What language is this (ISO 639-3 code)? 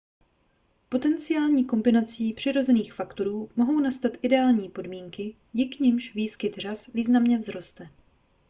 ces